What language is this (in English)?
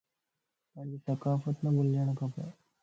Lasi